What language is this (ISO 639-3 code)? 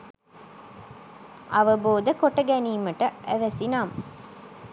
sin